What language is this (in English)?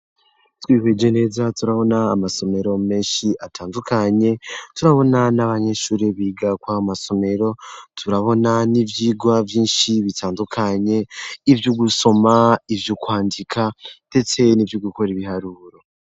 Rundi